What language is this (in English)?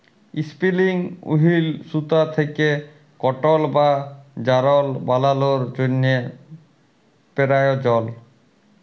Bangla